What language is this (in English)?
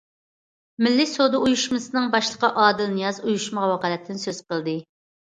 Uyghur